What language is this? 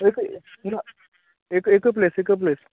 Konkani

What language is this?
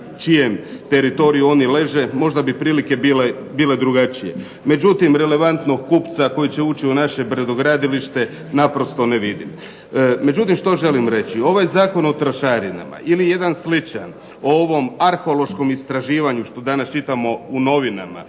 Croatian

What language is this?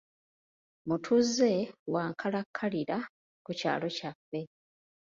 Ganda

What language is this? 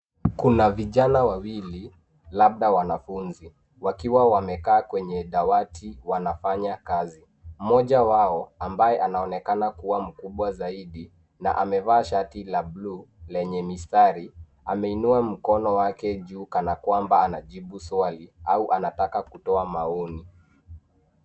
Swahili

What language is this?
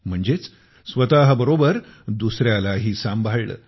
Marathi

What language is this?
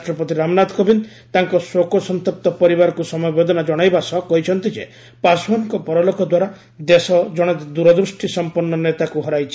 Odia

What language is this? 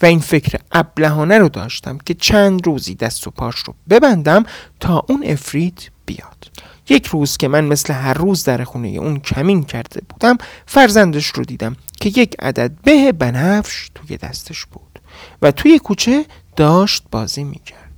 Persian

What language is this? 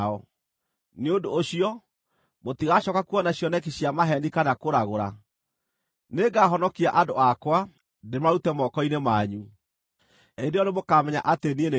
Kikuyu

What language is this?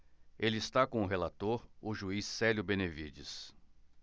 Portuguese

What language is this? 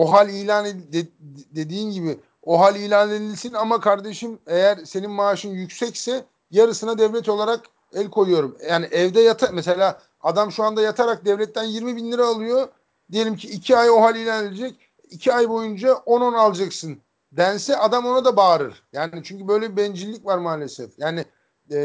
Turkish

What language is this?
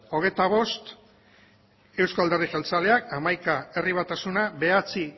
Basque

